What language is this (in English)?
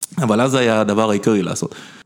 Hebrew